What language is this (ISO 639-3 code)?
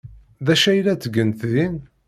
kab